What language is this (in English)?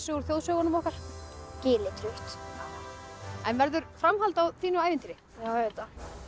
Icelandic